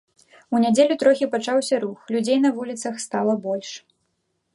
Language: Belarusian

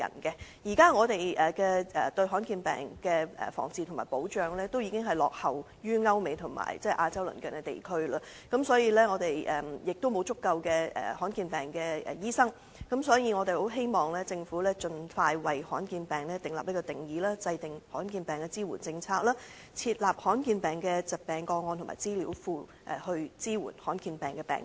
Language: Cantonese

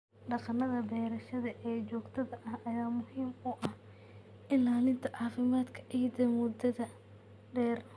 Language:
Somali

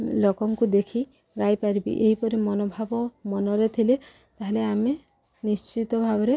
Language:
Odia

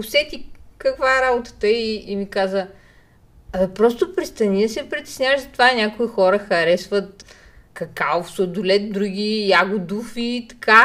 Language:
Bulgarian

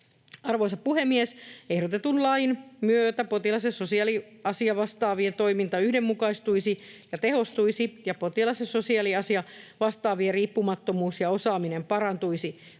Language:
Finnish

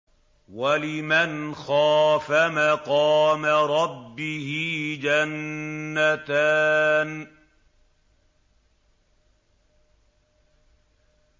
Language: Arabic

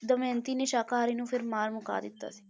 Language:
Punjabi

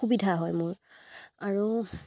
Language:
Assamese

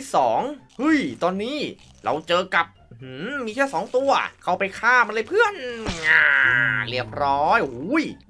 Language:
Thai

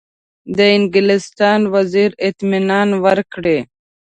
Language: Pashto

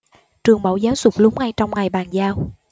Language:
Vietnamese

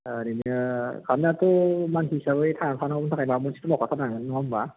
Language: Bodo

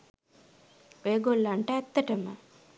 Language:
Sinhala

